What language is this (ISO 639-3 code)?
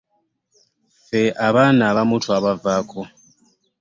lug